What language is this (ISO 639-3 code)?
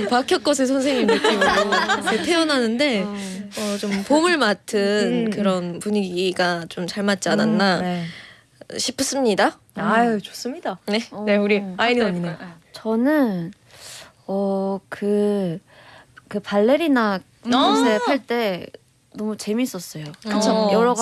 kor